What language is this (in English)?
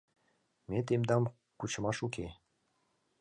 Mari